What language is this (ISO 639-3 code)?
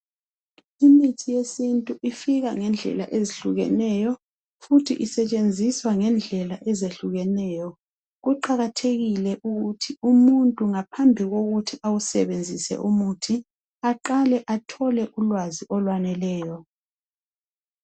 nde